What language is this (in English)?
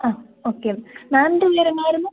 Malayalam